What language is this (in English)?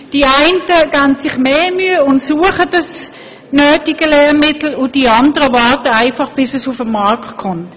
Swiss German